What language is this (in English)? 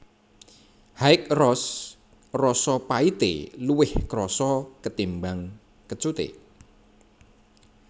Javanese